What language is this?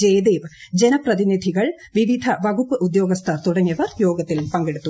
Malayalam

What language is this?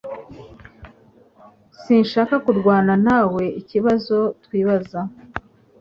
Kinyarwanda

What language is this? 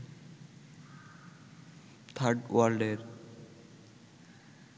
Bangla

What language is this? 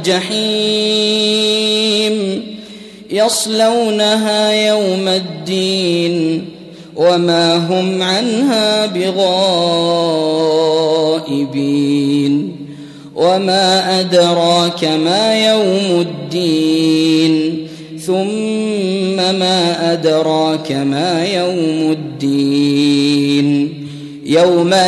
Arabic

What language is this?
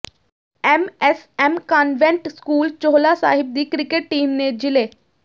Punjabi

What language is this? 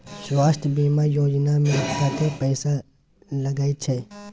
Maithili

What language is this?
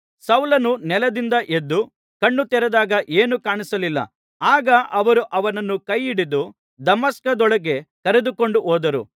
Kannada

